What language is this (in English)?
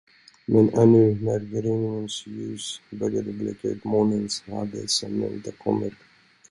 Swedish